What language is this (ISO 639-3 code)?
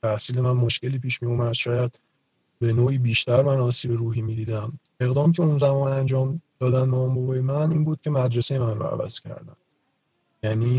fas